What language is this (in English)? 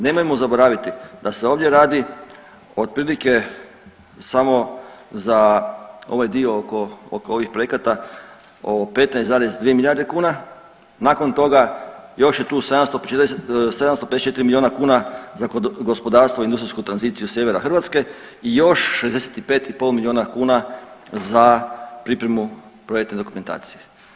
Croatian